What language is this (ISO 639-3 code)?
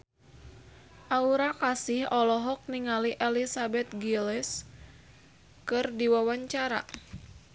sun